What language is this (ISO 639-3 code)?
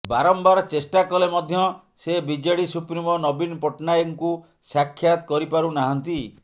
ori